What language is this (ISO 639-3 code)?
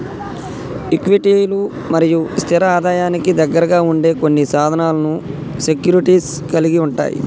tel